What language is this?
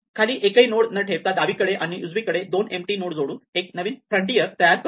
Marathi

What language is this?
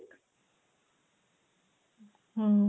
Kannada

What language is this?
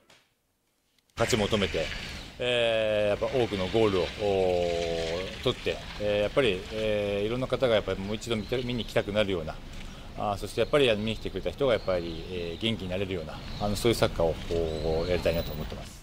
Japanese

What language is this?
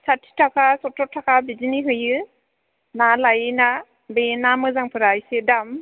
Bodo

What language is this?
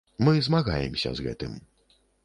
Belarusian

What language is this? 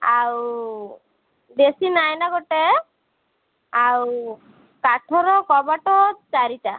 Odia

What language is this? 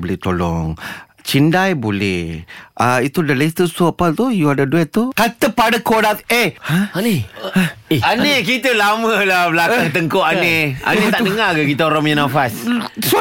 Malay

